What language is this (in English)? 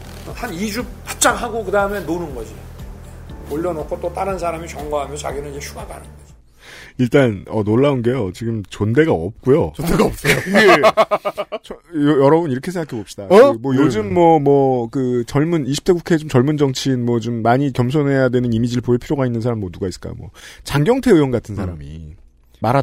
Korean